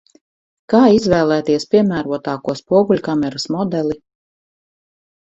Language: Latvian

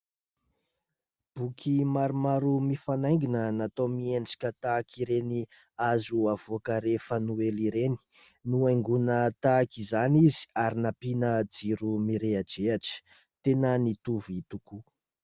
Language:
Malagasy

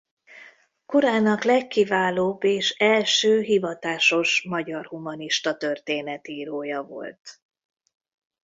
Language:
Hungarian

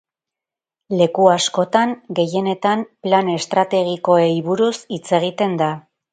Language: Basque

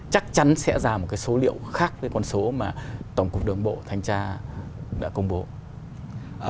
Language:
Vietnamese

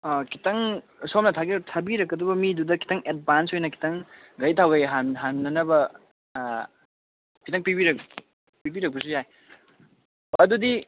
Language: Manipuri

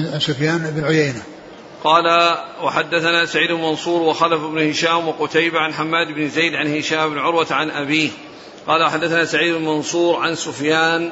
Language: Arabic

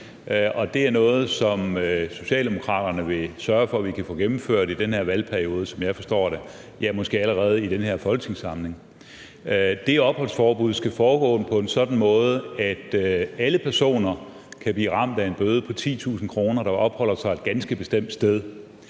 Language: Danish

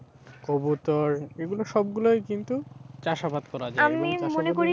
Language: Bangla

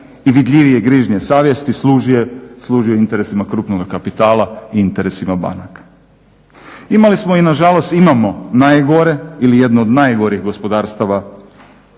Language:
Croatian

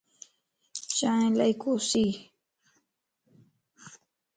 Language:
Lasi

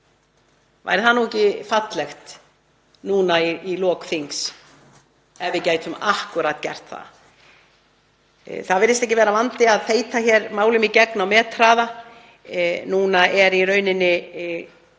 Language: Icelandic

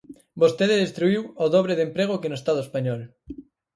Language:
Galician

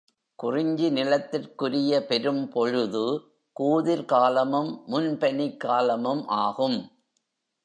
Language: Tamil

